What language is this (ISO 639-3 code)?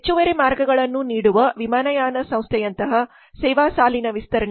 kan